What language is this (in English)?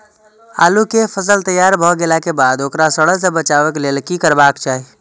Maithili